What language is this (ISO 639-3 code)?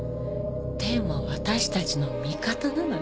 jpn